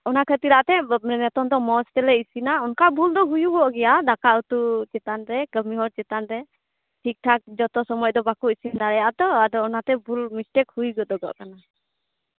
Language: Santali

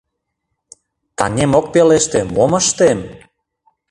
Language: Mari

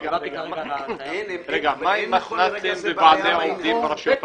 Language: Hebrew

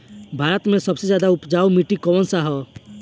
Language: Bhojpuri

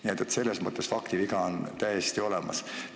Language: Estonian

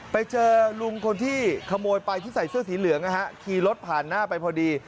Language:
Thai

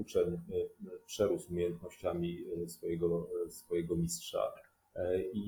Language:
Polish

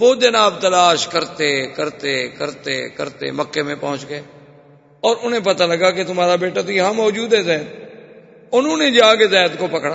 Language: Urdu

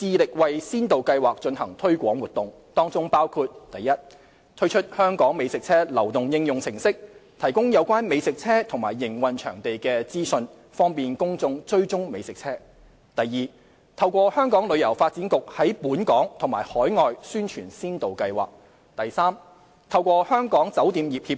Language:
Cantonese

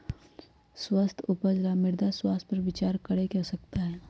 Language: Magahi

